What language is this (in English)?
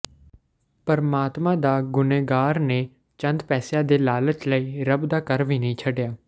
Punjabi